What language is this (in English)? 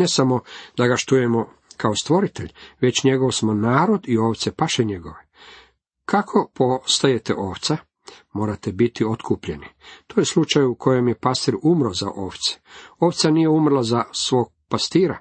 Croatian